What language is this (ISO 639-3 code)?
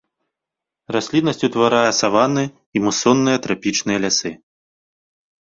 bel